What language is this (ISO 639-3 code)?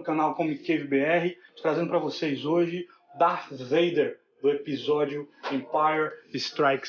por